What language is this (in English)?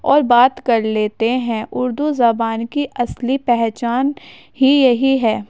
Urdu